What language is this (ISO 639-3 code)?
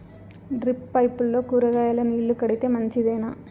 tel